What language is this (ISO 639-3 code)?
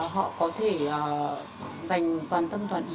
vie